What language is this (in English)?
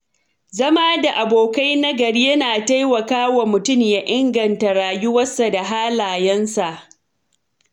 Hausa